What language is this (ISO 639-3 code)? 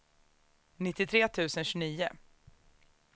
swe